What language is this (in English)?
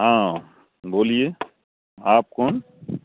Urdu